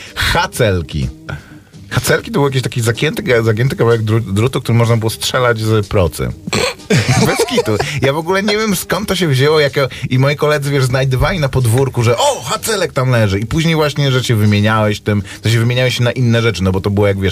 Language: Polish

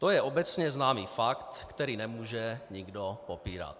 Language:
Czech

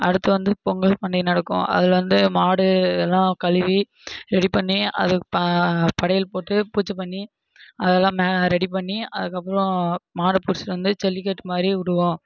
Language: Tamil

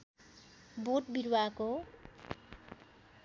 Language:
Nepali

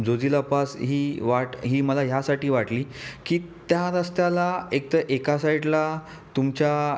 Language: Marathi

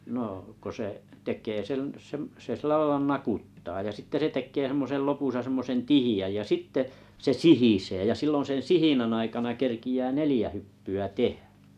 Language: Finnish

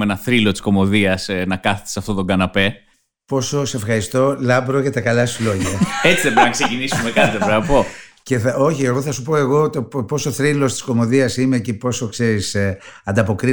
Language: Greek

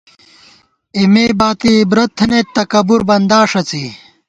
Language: Gawar-Bati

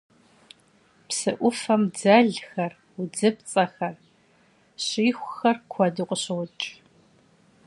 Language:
Kabardian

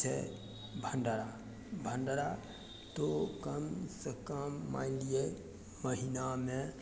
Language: Maithili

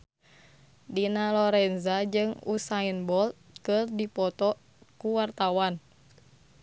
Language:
Sundanese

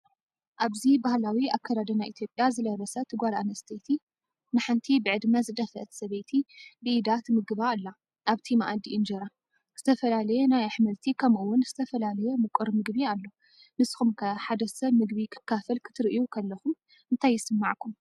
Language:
Tigrinya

